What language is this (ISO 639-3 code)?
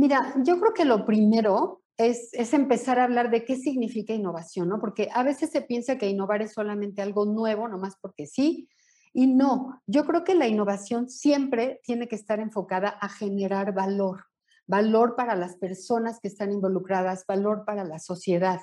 spa